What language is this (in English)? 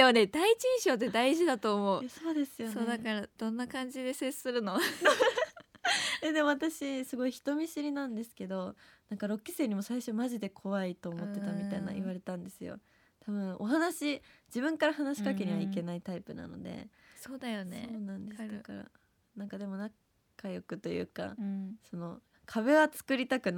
Japanese